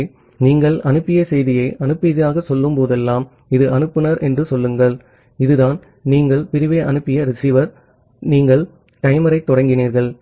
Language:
Tamil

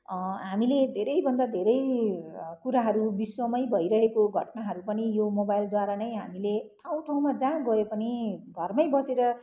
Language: Nepali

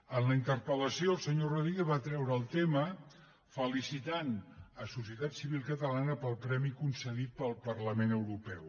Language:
Catalan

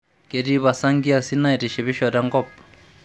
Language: Masai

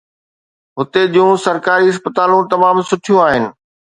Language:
Sindhi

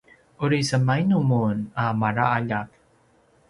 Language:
Paiwan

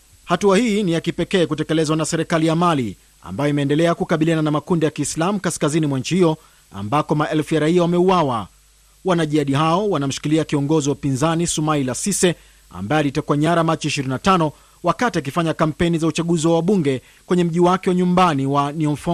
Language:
Swahili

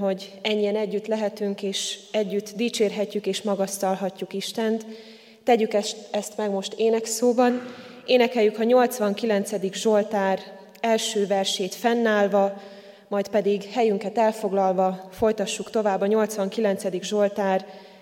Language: Hungarian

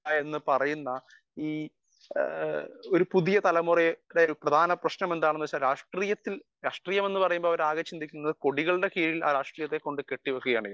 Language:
Malayalam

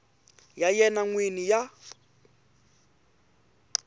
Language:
Tsonga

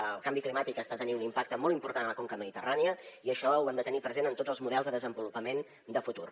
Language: Catalan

